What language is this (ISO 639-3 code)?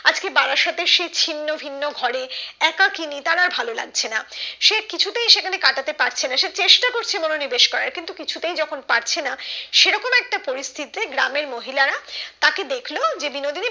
ben